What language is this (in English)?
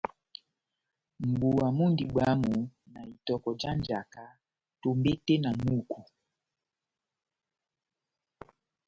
Batanga